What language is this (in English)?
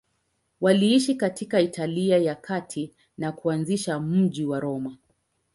Swahili